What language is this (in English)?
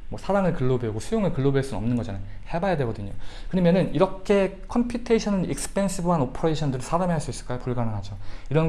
Korean